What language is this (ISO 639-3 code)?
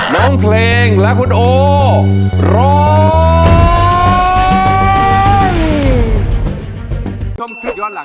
tha